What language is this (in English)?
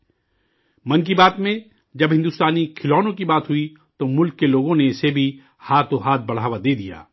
Urdu